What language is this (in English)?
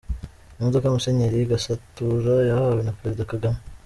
Kinyarwanda